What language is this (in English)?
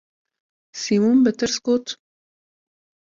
Kurdish